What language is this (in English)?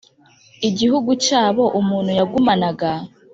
Kinyarwanda